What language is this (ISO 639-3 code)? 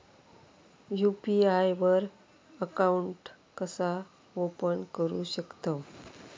mar